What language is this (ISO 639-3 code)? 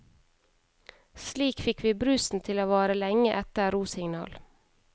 nor